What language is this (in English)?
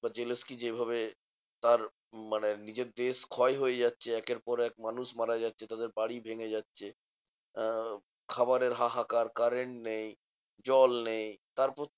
Bangla